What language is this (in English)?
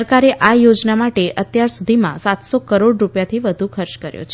Gujarati